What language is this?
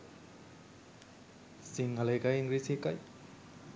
Sinhala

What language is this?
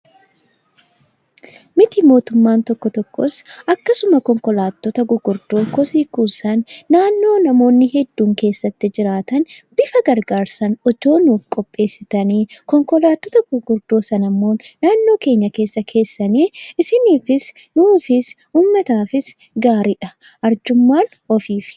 Oromo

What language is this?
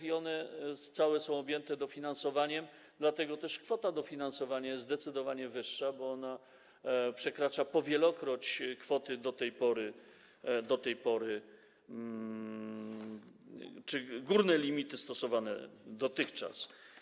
Polish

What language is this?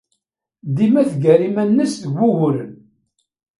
Kabyle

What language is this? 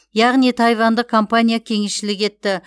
Kazakh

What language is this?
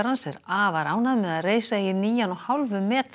Icelandic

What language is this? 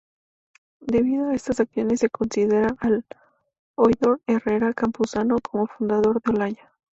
Spanish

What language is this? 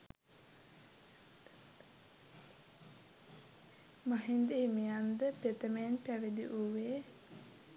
Sinhala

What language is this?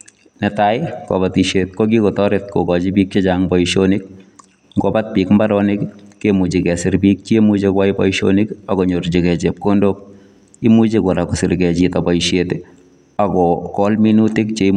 Kalenjin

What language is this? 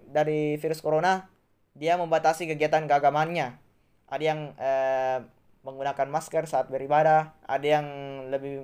Indonesian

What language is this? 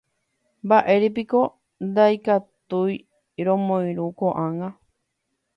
Guarani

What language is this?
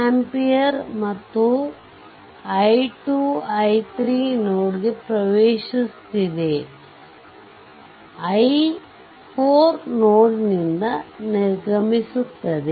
Kannada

